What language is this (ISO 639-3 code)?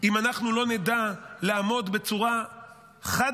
heb